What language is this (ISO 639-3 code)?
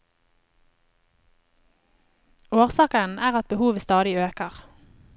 nor